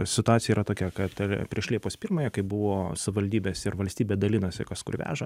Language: Lithuanian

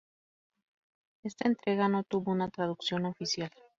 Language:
Spanish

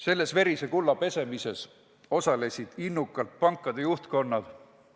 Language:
Estonian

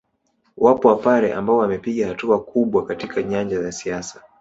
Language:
Swahili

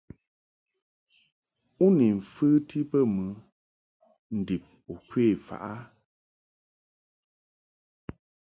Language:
Mungaka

